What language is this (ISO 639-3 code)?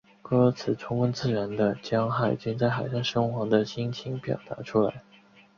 zho